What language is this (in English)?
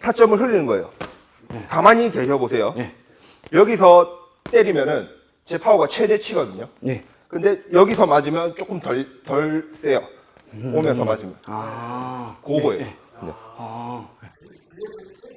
Korean